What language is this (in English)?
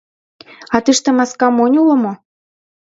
Mari